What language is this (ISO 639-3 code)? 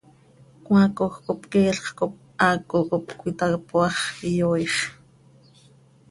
sei